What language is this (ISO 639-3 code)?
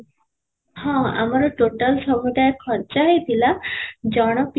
ori